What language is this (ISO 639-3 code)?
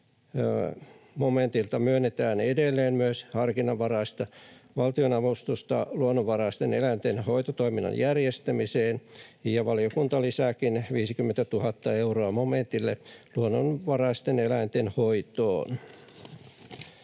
fin